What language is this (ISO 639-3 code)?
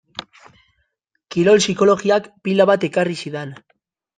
eus